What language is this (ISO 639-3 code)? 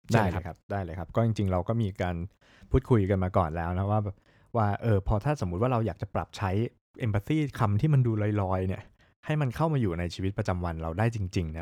tha